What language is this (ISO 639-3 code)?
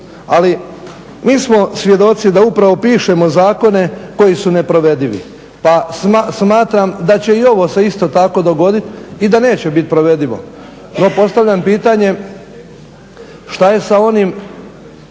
hrv